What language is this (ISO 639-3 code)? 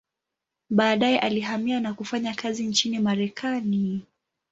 swa